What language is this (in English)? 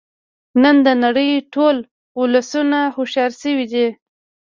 Pashto